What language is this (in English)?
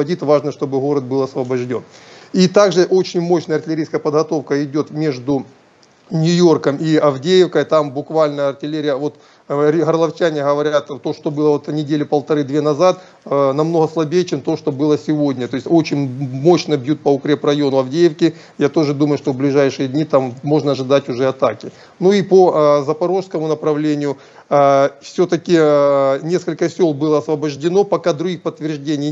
Russian